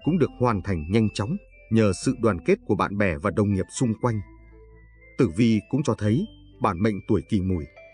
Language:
Vietnamese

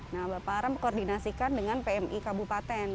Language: Indonesian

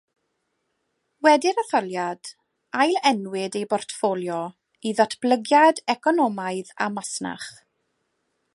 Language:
Welsh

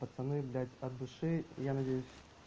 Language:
Russian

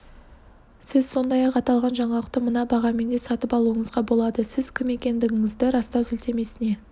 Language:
Kazakh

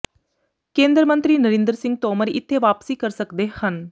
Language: Punjabi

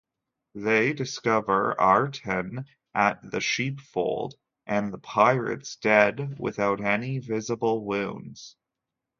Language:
English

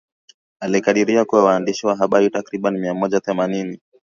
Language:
Swahili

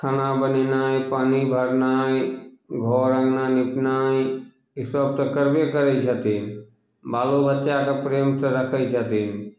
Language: Maithili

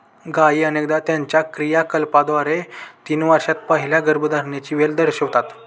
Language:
Marathi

